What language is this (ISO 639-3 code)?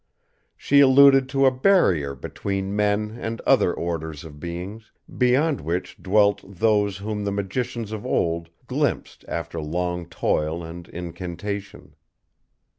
eng